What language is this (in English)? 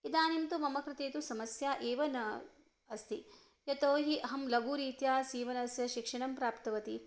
Sanskrit